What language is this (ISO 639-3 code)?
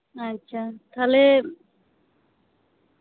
sat